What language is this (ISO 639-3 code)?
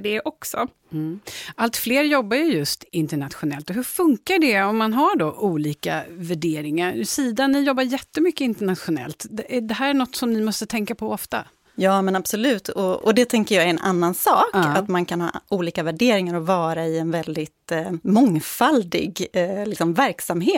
swe